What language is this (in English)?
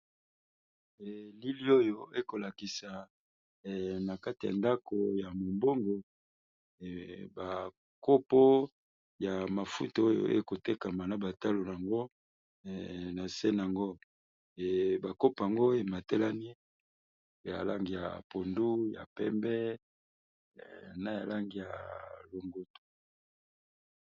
Lingala